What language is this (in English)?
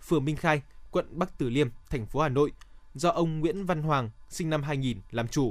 Vietnamese